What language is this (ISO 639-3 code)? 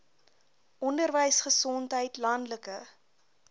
afr